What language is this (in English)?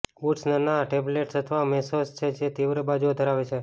Gujarati